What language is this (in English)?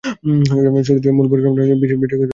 Bangla